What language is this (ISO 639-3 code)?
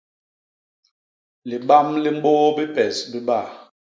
bas